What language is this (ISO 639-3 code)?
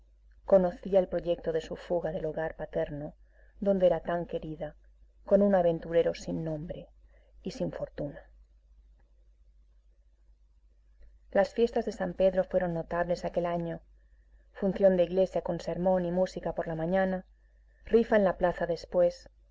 spa